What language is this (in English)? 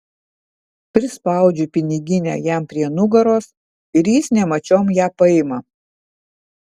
Lithuanian